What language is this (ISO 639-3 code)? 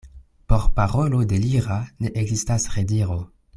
epo